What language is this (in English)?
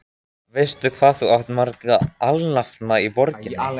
Icelandic